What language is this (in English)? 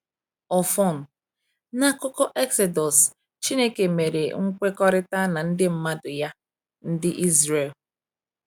Igbo